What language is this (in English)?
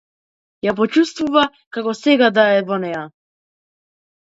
Macedonian